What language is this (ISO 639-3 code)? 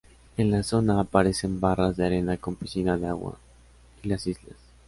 spa